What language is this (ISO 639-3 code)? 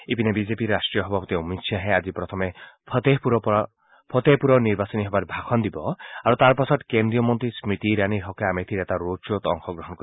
asm